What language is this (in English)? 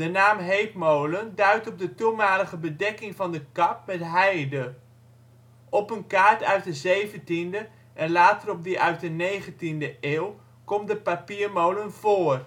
Dutch